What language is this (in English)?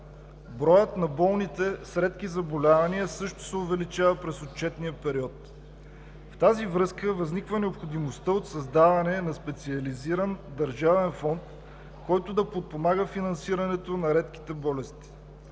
Bulgarian